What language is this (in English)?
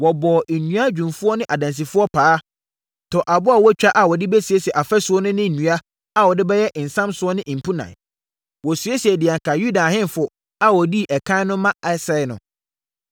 Akan